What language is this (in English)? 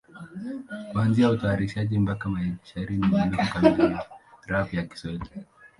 Swahili